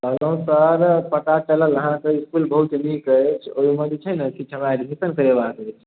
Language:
Maithili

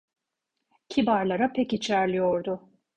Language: Turkish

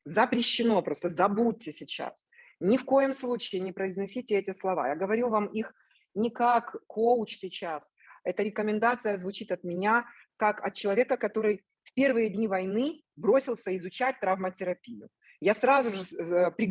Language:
Russian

